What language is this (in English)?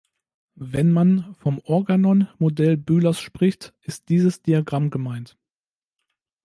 German